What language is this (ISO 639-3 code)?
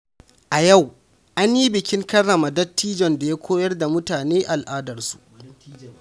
hau